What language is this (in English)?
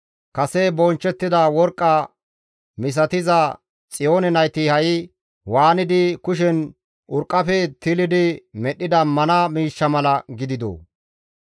Gamo